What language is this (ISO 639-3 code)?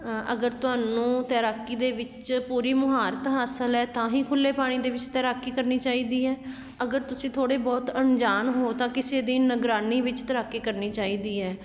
pan